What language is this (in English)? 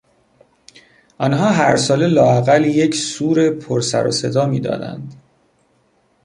Persian